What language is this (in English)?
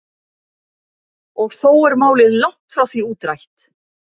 Icelandic